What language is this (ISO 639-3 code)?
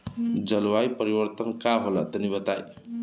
bho